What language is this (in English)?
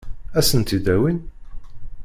Kabyle